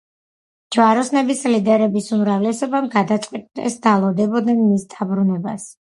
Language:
Georgian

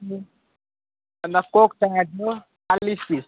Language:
Nepali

